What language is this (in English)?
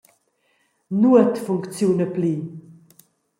Romansh